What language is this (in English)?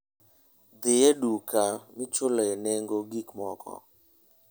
Luo (Kenya and Tanzania)